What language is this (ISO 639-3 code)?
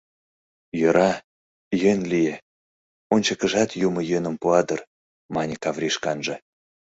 chm